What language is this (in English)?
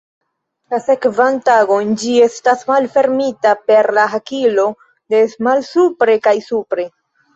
Esperanto